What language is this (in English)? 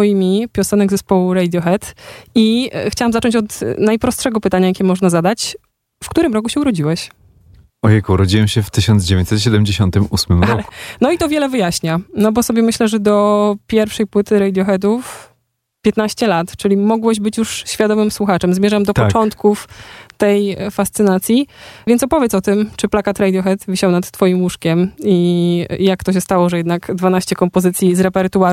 Polish